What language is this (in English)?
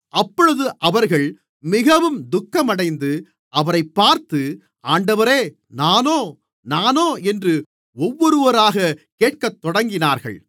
Tamil